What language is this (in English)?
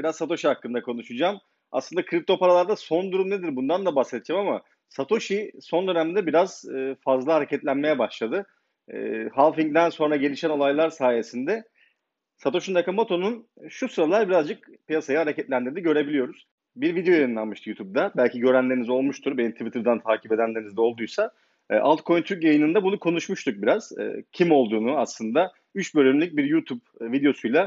Turkish